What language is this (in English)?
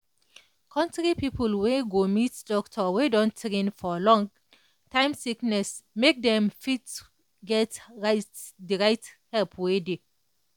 Nigerian Pidgin